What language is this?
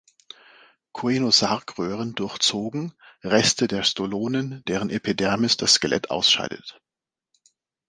German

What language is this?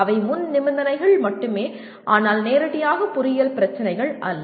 Tamil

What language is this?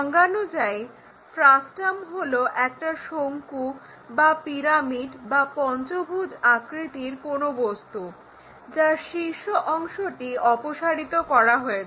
Bangla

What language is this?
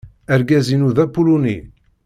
Kabyle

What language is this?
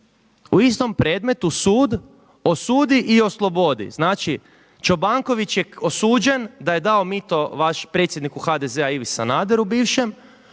Croatian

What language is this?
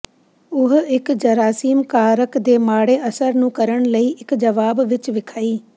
Punjabi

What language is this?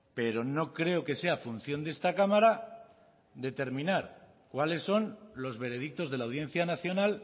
Spanish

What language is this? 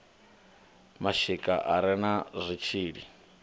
Venda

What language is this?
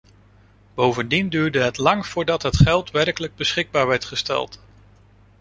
Dutch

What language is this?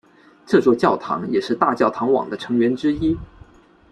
Chinese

